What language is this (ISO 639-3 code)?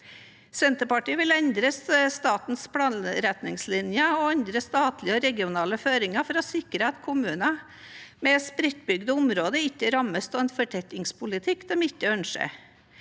nor